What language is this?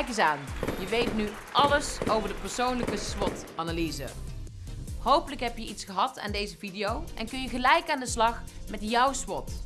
Dutch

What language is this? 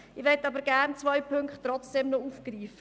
Swiss German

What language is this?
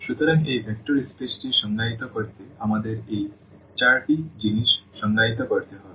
Bangla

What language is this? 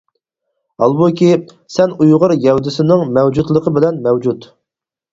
Uyghur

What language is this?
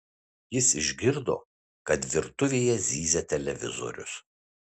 Lithuanian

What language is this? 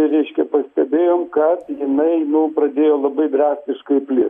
Lithuanian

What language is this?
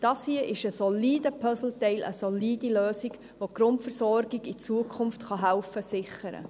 Swiss German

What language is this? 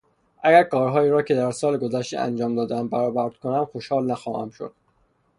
Persian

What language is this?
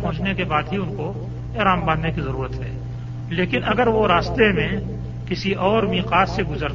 Urdu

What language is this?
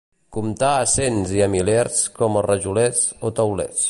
Catalan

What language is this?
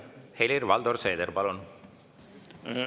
Estonian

